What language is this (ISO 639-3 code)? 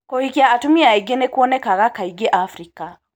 kik